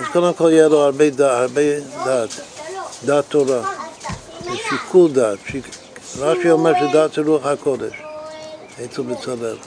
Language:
Hebrew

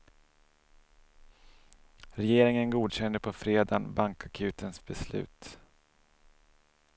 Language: Swedish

